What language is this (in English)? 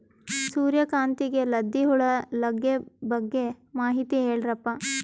Kannada